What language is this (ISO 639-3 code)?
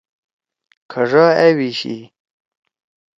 trw